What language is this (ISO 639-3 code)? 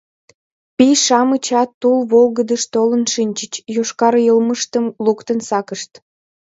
chm